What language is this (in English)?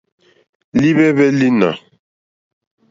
Mokpwe